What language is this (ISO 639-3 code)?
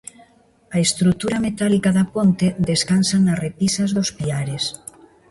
glg